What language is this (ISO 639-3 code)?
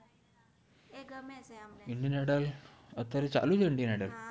guj